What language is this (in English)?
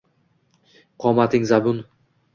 Uzbek